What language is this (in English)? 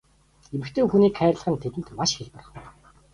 Mongolian